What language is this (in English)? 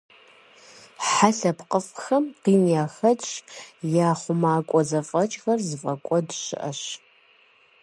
Kabardian